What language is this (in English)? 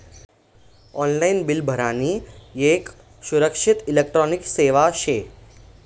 Marathi